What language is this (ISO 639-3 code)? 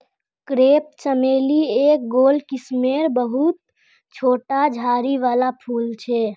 mag